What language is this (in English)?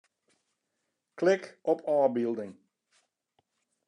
Western Frisian